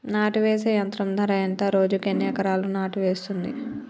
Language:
Telugu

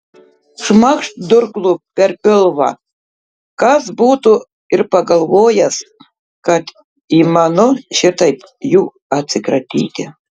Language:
Lithuanian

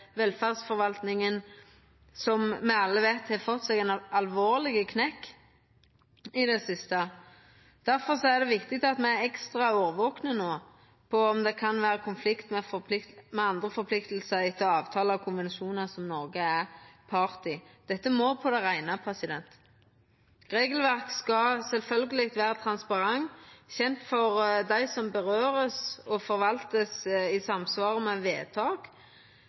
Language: Norwegian Nynorsk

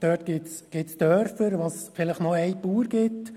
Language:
Swiss German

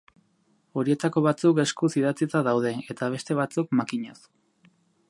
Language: Basque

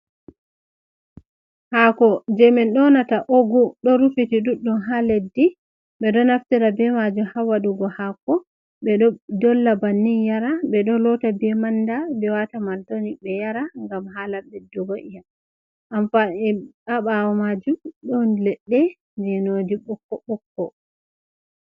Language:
Fula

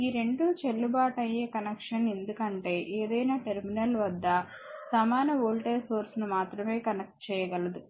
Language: Telugu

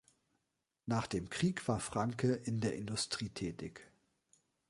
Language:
German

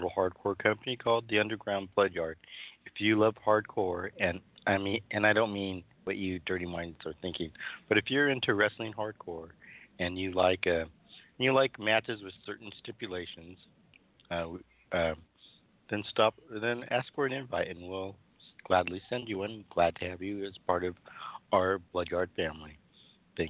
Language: English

